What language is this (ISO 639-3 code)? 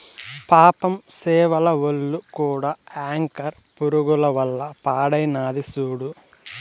tel